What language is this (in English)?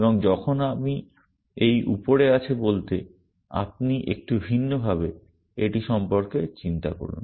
Bangla